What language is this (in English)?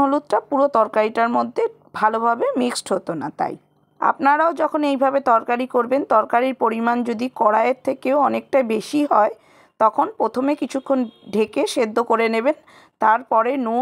Romanian